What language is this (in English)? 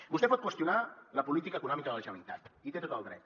Catalan